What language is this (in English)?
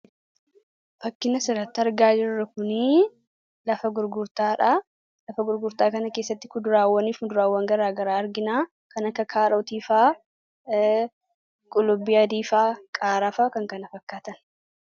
Oromo